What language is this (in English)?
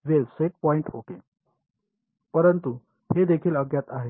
Marathi